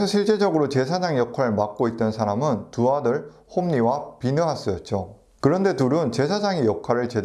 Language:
Korean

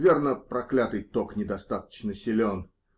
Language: Russian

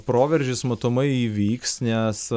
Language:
Lithuanian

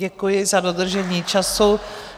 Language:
Czech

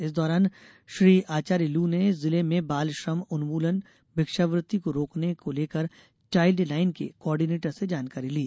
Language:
Hindi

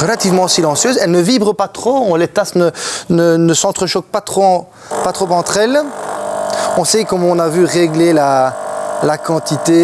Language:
French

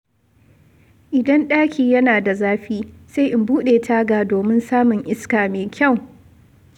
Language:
Hausa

